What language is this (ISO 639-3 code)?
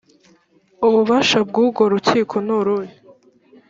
kin